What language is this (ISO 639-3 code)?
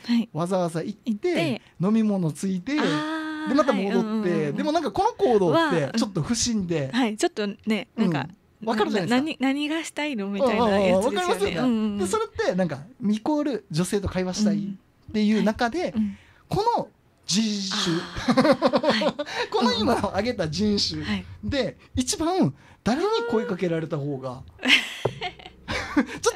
jpn